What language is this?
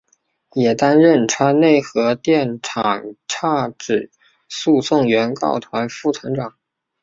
Chinese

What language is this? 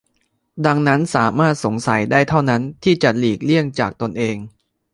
Thai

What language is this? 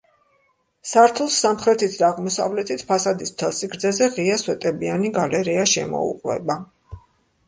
Georgian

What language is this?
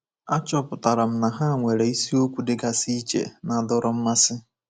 Igbo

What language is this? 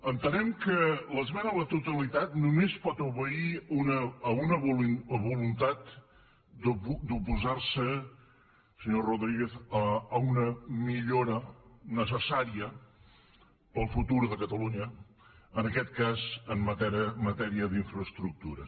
Catalan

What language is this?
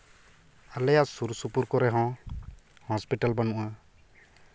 Santali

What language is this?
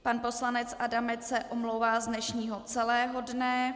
Czech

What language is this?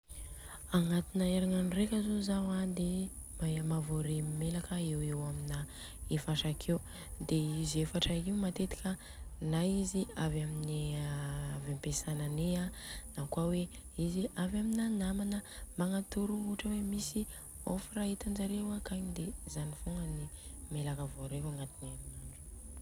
Southern Betsimisaraka Malagasy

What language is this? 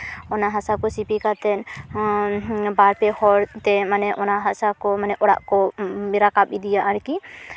Santali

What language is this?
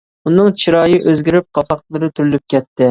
Uyghur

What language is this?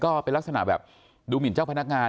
Thai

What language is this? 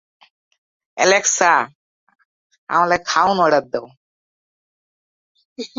Bangla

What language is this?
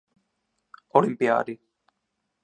Czech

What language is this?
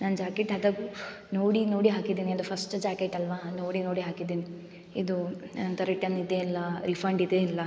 Kannada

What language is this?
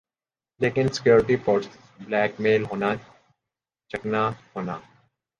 Urdu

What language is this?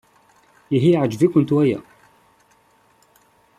Kabyle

